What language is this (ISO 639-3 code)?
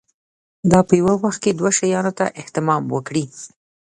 pus